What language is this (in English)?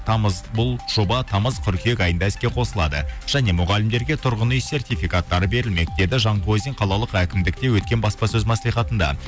Kazakh